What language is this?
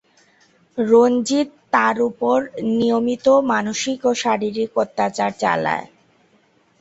Bangla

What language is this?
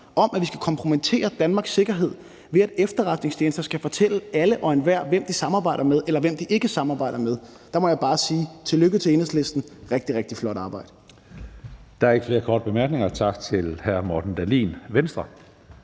Danish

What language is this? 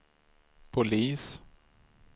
Swedish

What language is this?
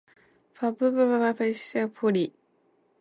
Japanese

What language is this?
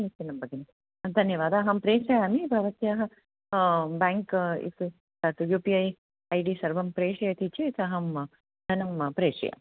Sanskrit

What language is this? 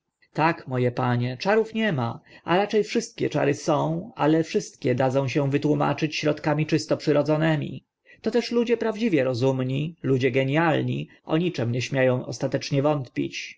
Polish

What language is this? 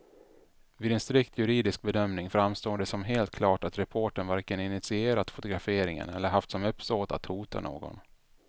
Swedish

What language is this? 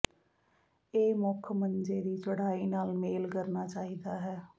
Punjabi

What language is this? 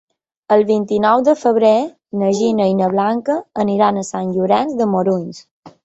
Catalan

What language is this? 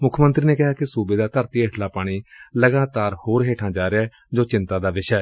Punjabi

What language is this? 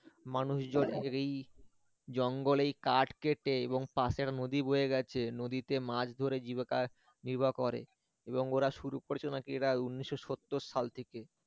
Bangla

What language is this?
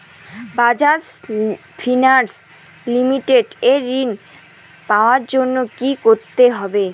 Bangla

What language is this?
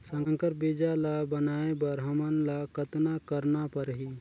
Chhattisgarhi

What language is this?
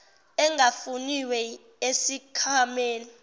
Zulu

